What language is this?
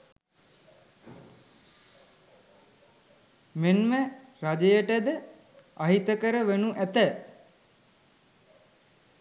Sinhala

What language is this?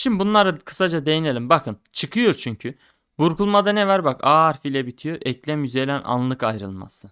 Turkish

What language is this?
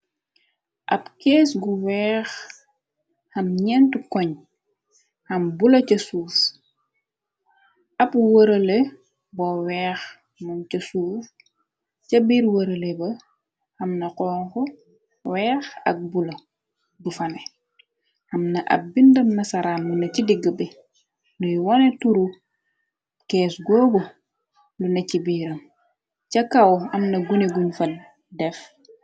Wolof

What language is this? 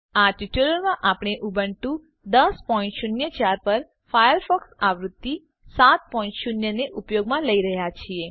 Gujarati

